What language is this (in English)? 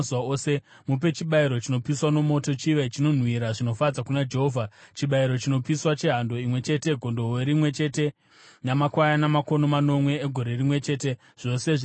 Shona